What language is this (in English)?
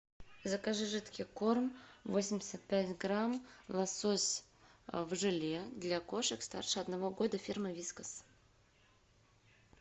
Russian